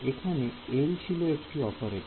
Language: Bangla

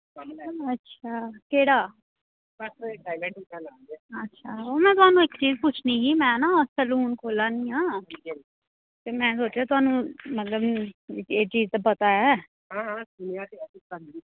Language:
Dogri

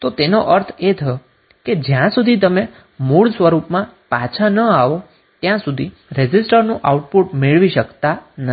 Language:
Gujarati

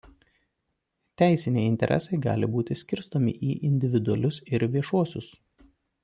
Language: Lithuanian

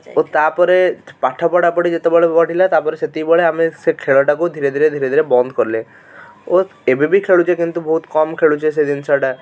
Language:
Odia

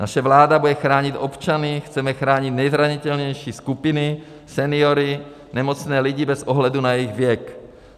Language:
Czech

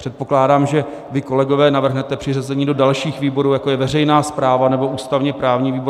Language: Czech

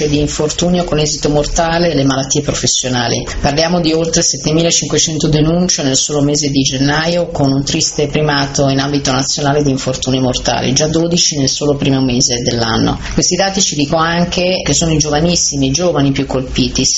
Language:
Italian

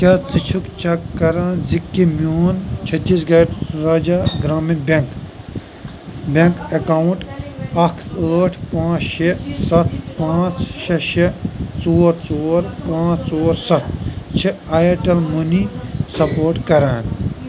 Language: Kashmiri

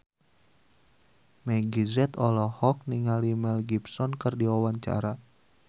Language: Sundanese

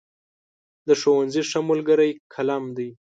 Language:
Pashto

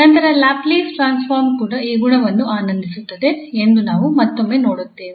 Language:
Kannada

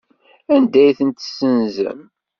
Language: Kabyle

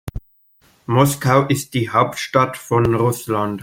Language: German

